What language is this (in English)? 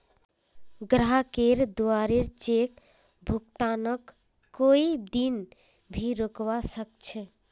Magahi